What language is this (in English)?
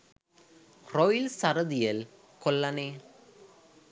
Sinhala